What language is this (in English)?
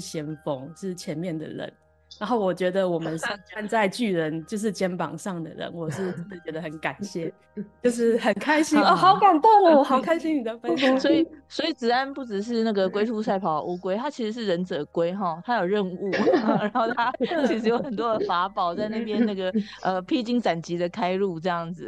Chinese